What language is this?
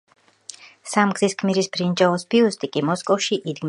Georgian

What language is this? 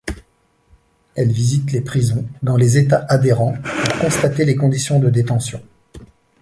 French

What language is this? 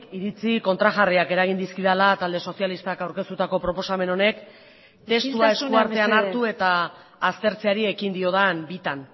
Basque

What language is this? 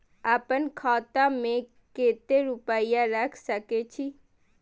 Maithili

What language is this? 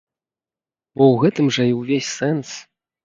Belarusian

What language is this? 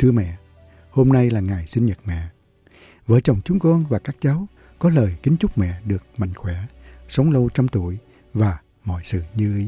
Vietnamese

